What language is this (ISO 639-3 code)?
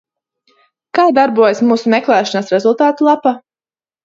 lav